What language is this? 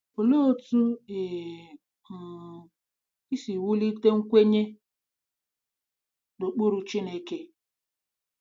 Igbo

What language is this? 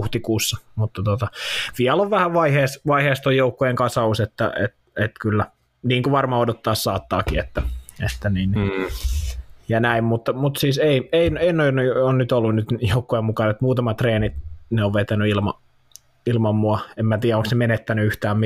Finnish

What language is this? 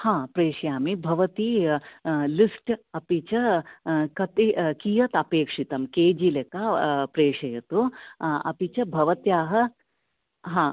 Sanskrit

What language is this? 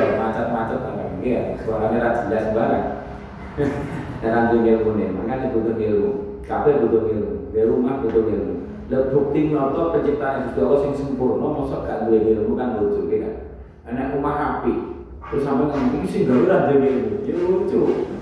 Indonesian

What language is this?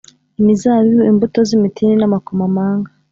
Kinyarwanda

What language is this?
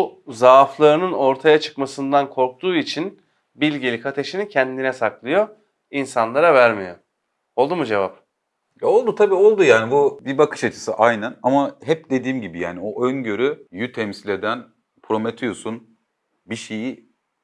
Turkish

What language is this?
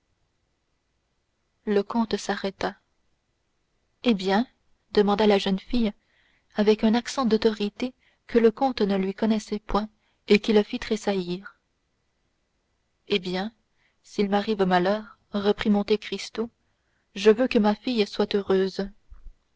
French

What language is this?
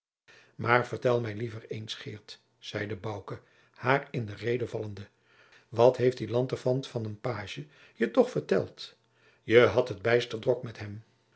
Dutch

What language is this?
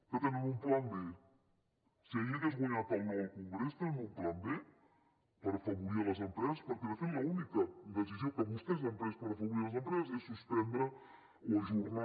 Catalan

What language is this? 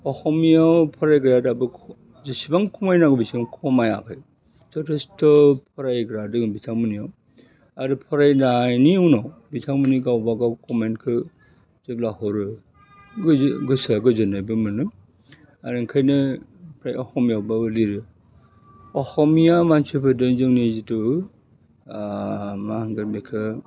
Bodo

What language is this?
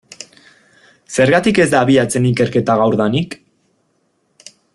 Basque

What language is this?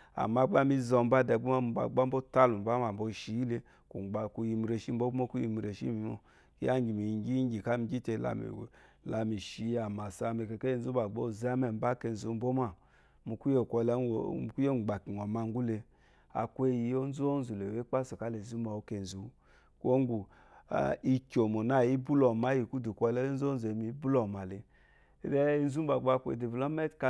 Eloyi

